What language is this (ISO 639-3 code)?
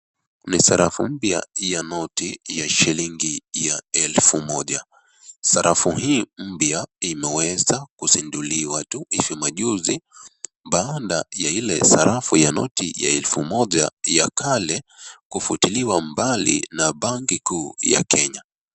swa